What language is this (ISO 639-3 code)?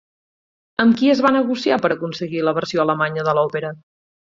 cat